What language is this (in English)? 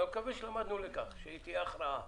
Hebrew